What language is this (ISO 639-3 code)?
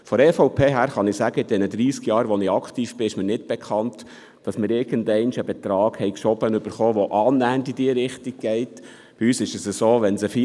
gsw